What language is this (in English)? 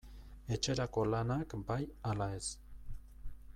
Basque